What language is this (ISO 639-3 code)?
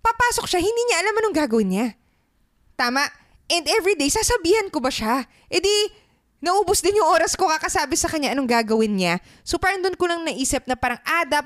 fil